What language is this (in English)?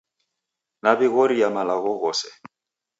Taita